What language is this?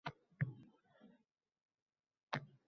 Uzbek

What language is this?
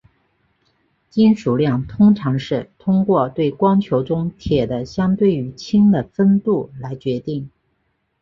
Chinese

